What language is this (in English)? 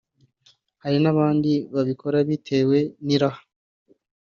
Kinyarwanda